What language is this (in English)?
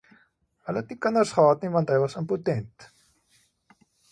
Afrikaans